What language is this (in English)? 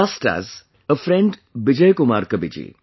English